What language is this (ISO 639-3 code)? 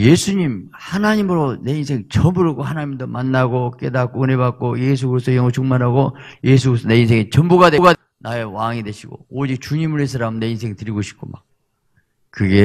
kor